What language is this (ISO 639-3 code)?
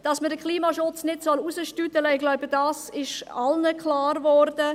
gsw